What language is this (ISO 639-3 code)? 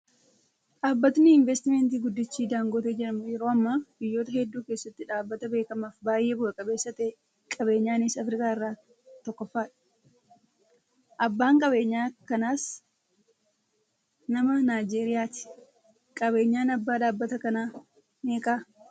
orm